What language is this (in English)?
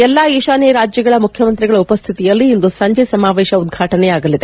Kannada